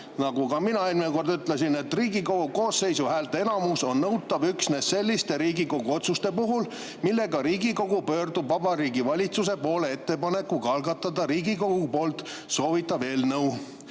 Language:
Estonian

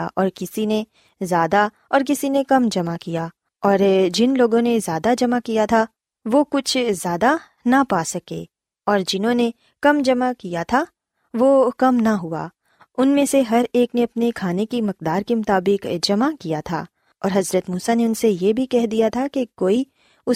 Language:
Urdu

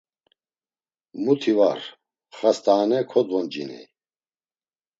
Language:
Laz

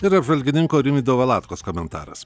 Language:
Lithuanian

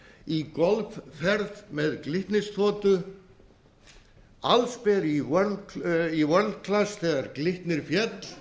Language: Icelandic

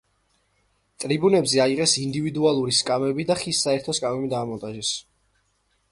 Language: Georgian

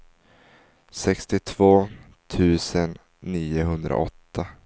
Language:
Swedish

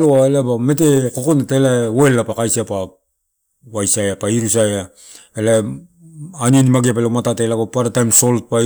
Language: Torau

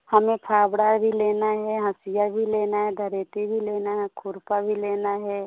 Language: Hindi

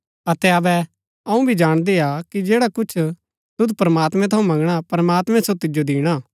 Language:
Gaddi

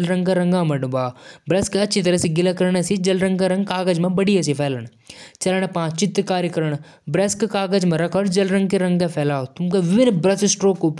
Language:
Jaunsari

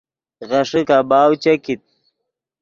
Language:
Yidgha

